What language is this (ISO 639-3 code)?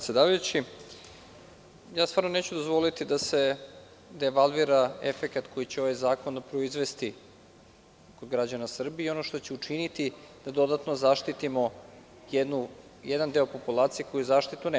srp